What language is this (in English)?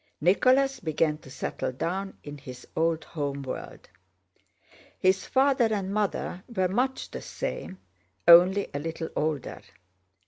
English